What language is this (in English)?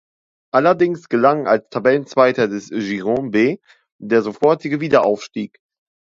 German